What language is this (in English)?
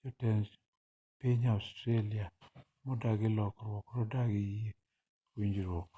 Luo (Kenya and Tanzania)